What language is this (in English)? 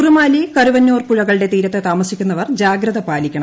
Malayalam